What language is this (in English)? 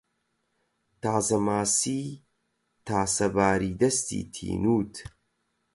Central Kurdish